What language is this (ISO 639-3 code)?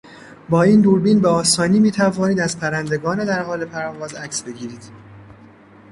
fas